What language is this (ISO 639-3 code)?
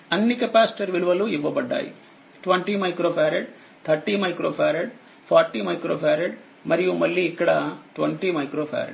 tel